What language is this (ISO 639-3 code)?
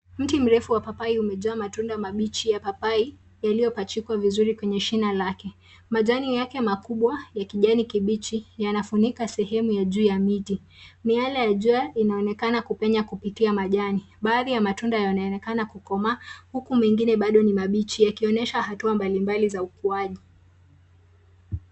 swa